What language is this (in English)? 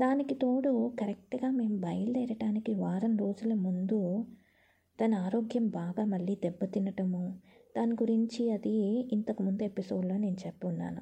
Telugu